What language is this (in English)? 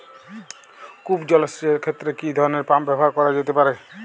Bangla